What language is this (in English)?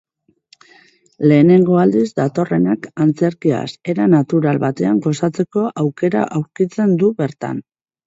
Basque